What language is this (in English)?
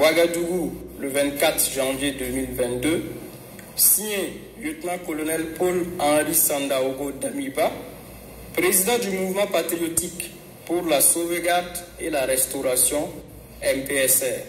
French